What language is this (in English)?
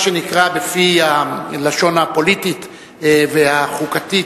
Hebrew